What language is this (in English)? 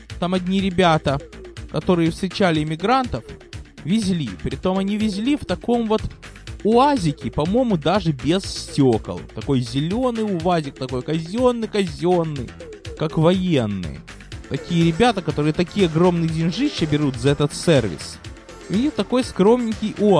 Russian